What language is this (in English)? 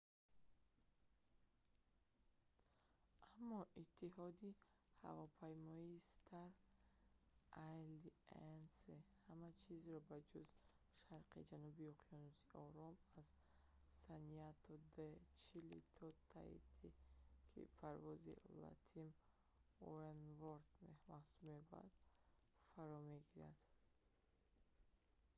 Tajik